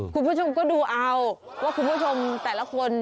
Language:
Thai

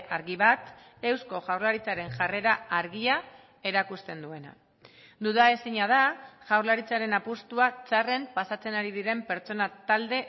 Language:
Basque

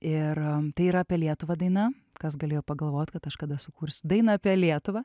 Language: Lithuanian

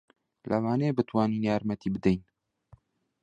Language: Central Kurdish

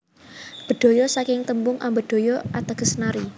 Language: Javanese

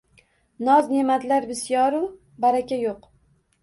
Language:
Uzbek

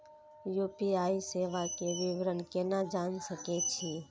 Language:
Maithili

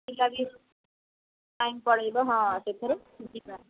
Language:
Odia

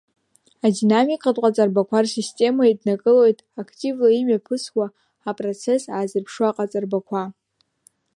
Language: Abkhazian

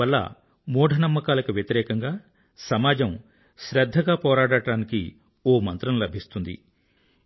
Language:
Telugu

